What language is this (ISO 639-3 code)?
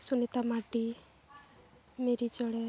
sat